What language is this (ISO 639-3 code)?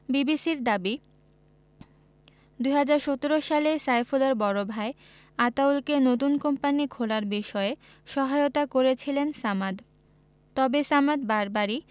ben